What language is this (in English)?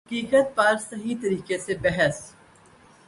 Urdu